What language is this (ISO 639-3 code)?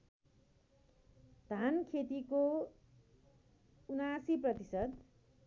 nep